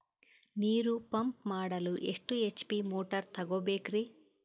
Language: Kannada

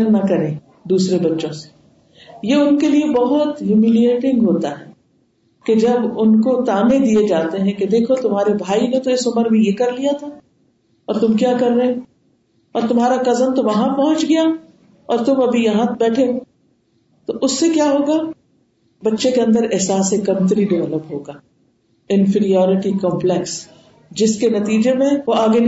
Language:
Urdu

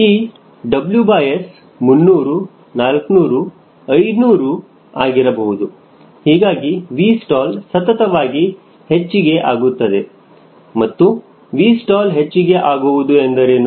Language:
Kannada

